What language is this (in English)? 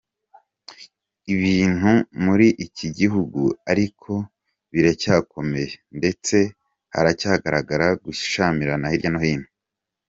Kinyarwanda